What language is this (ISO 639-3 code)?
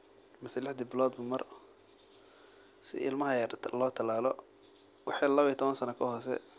som